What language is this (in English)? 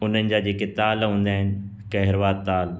Sindhi